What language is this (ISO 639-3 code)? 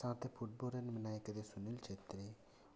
sat